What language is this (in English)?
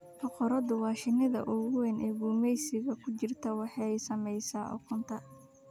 Somali